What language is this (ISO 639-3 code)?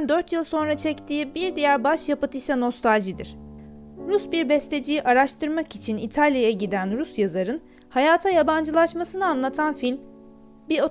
tur